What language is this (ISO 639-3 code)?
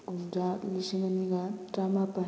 mni